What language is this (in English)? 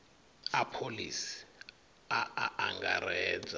Venda